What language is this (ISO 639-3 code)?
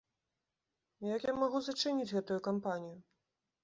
bel